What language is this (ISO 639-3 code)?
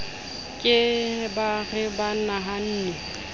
sot